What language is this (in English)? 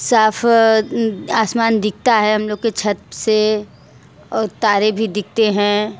Hindi